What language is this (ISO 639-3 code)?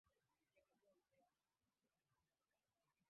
swa